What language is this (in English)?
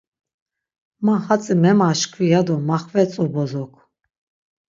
Laz